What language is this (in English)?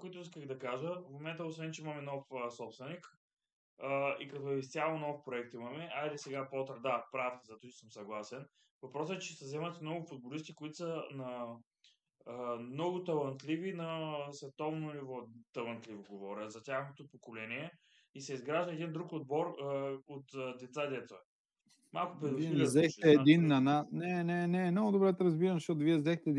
Bulgarian